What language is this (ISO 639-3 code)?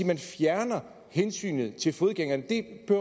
dan